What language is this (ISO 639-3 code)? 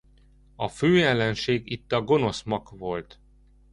hun